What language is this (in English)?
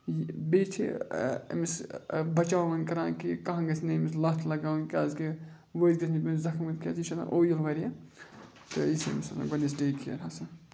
Kashmiri